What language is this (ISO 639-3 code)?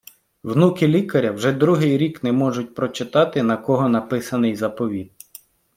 ukr